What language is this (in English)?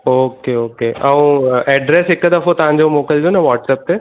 Sindhi